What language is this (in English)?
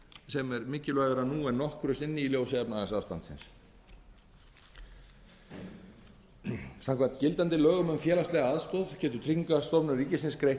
Icelandic